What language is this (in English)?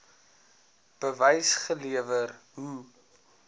Afrikaans